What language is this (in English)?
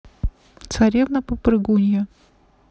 Russian